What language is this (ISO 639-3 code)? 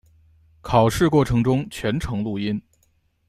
zho